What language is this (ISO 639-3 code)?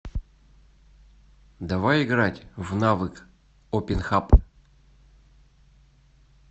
rus